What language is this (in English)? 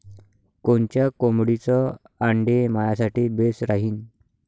Marathi